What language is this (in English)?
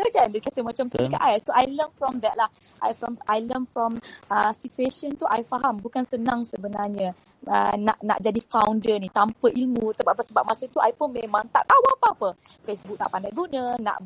Malay